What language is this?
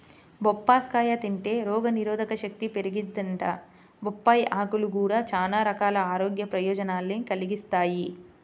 Telugu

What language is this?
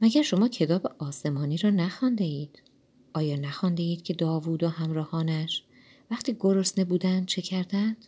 Persian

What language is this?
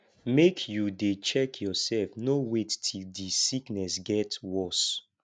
Nigerian Pidgin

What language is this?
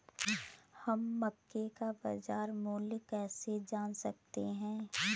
Hindi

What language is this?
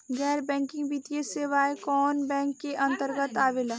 Bhojpuri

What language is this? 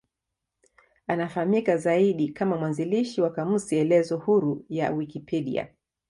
Swahili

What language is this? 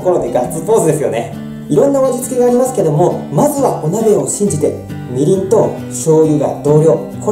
Japanese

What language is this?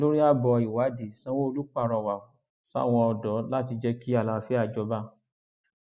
Yoruba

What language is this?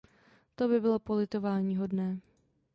Czech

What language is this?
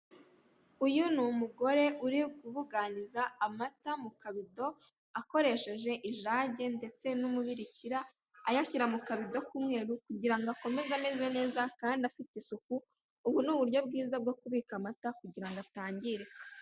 Kinyarwanda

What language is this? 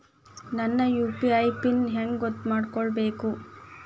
Kannada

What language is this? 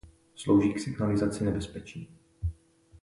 Czech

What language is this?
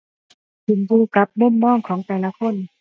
Thai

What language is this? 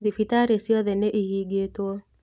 Kikuyu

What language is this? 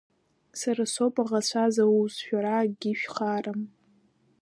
Abkhazian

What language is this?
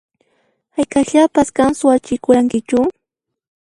Puno Quechua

